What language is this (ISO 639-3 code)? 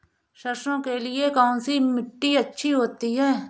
hin